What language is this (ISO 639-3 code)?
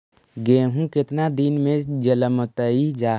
mag